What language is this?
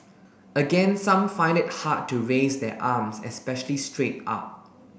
English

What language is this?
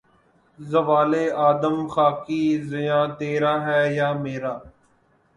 Urdu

